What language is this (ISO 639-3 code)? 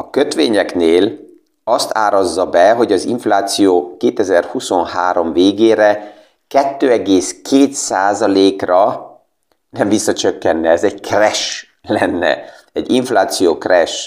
hun